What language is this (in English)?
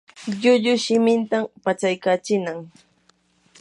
Yanahuanca Pasco Quechua